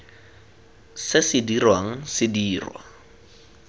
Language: Tswana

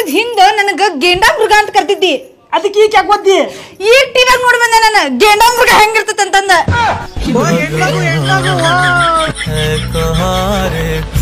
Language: Kannada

